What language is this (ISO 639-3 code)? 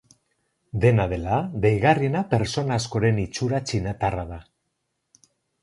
eus